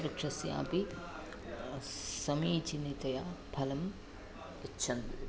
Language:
Sanskrit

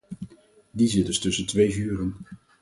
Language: Dutch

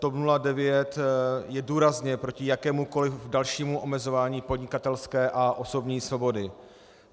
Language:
Czech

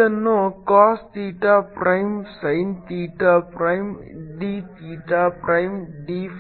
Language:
Kannada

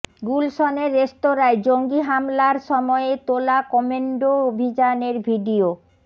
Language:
Bangla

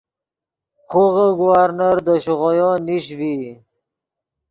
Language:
Yidgha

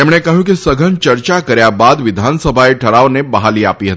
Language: Gujarati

